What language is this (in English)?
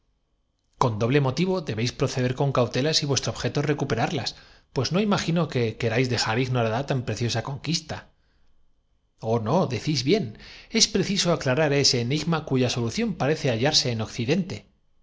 Spanish